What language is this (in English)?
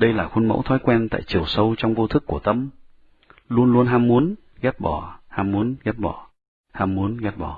Vietnamese